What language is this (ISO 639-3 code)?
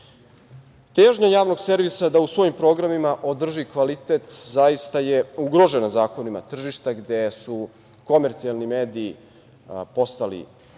srp